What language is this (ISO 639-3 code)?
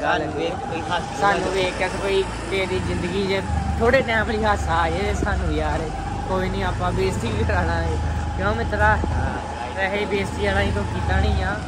hin